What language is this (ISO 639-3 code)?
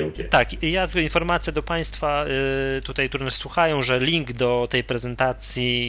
pol